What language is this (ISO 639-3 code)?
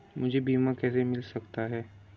hin